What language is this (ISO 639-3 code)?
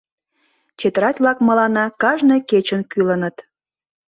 chm